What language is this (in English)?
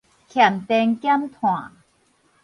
Min Nan Chinese